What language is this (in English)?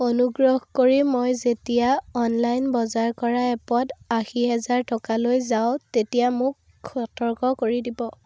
Assamese